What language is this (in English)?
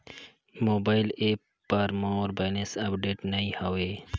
Chhattisgarhi